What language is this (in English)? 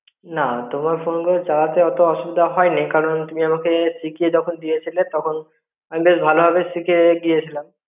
Bangla